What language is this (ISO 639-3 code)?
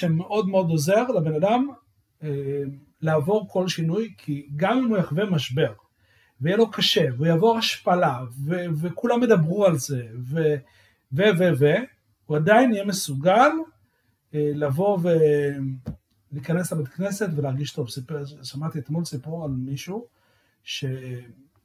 heb